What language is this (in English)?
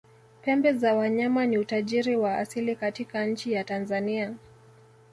Swahili